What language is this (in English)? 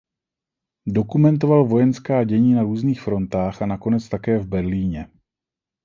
Czech